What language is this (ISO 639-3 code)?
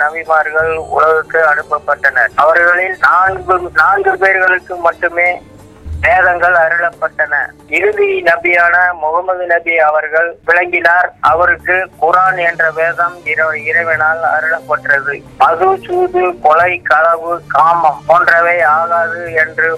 tam